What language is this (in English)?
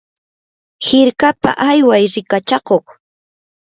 Yanahuanca Pasco Quechua